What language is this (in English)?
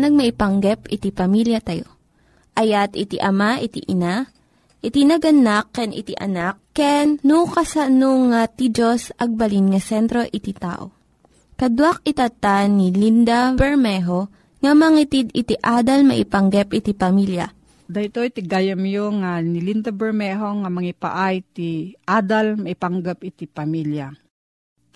Filipino